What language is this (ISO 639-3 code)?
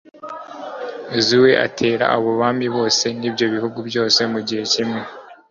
kin